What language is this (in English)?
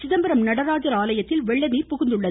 Tamil